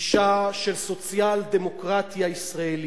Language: Hebrew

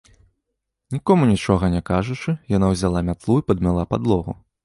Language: Belarusian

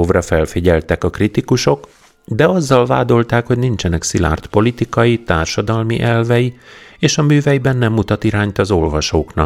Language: Hungarian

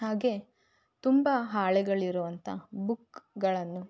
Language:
Kannada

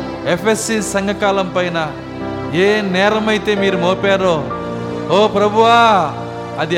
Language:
Telugu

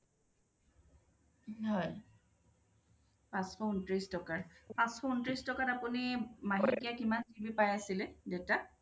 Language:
Assamese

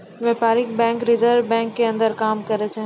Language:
Maithili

